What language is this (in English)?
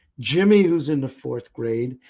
English